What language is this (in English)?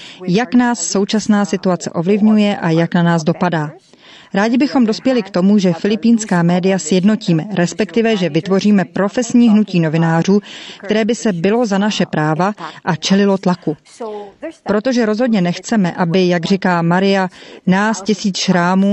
Czech